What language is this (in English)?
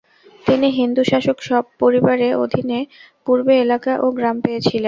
Bangla